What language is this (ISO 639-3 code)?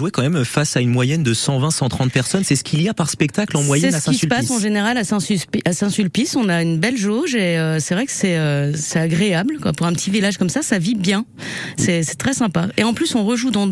fra